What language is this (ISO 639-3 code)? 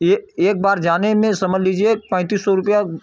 hin